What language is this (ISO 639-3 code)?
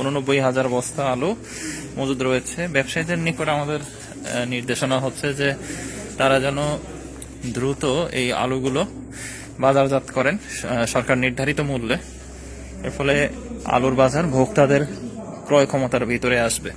ben